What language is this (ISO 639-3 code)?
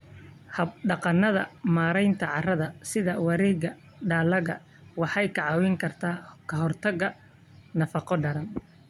som